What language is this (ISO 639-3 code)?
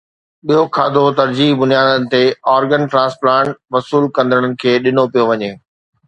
snd